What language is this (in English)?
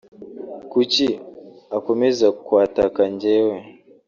Kinyarwanda